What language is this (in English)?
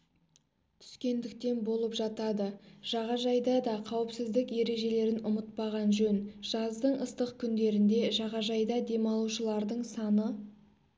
Kazakh